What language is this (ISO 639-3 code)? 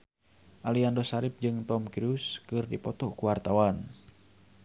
sun